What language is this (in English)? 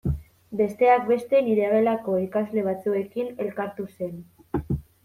Basque